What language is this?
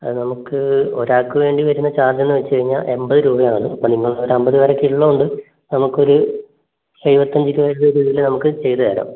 Malayalam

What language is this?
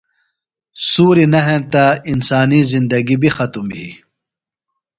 Phalura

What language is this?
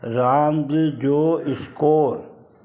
Sindhi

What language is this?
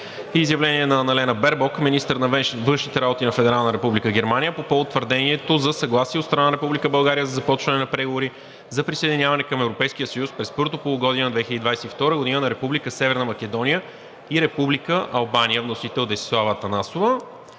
Bulgarian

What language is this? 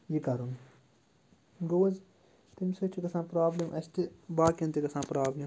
Kashmiri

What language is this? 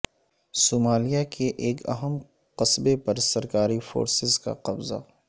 Urdu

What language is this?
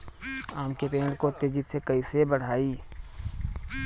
Bhojpuri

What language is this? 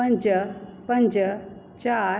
Sindhi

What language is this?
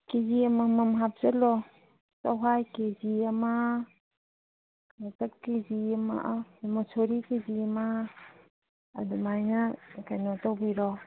Manipuri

